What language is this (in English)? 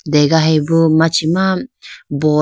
Idu-Mishmi